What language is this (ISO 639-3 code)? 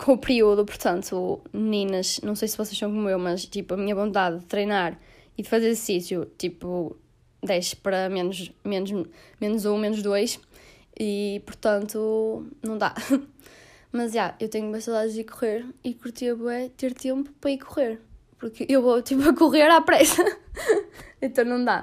por